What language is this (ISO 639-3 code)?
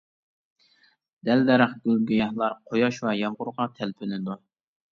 uig